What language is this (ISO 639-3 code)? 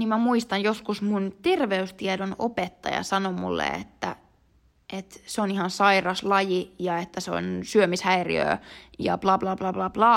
fin